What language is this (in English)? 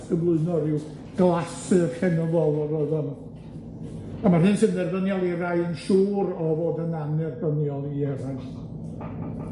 Welsh